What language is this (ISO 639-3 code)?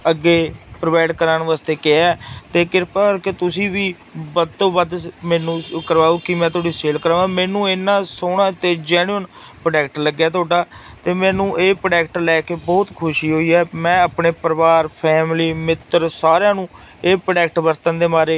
pan